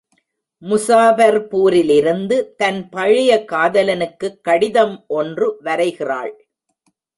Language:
Tamil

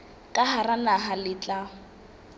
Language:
Southern Sotho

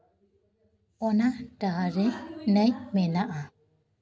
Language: Santali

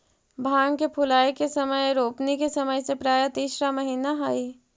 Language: Magahi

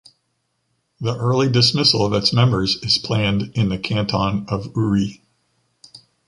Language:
English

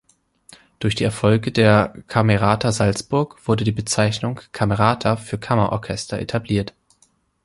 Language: German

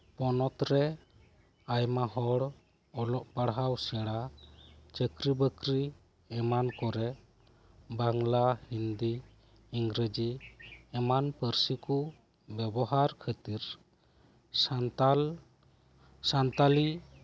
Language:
Santali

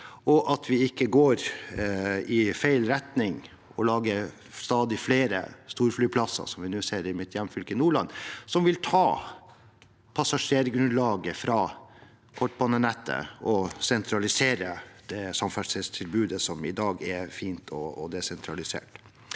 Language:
Norwegian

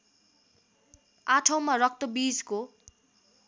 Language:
Nepali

